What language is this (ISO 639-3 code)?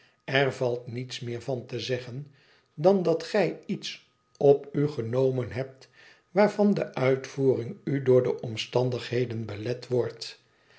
nld